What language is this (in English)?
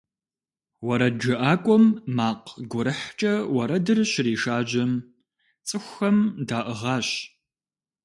Kabardian